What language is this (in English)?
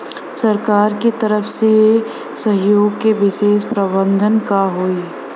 Bhojpuri